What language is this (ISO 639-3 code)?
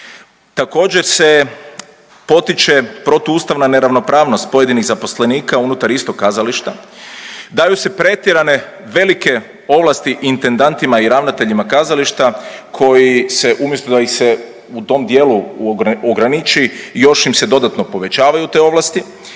hrv